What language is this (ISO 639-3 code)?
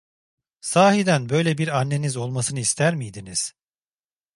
tur